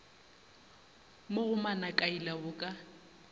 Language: Northern Sotho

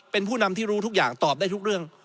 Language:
Thai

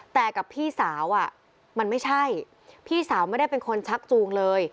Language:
Thai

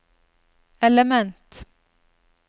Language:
Norwegian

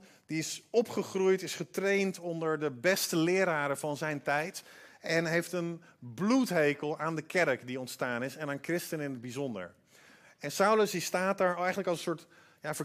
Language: Dutch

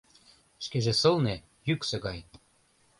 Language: Mari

